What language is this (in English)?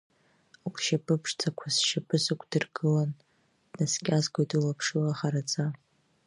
Abkhazian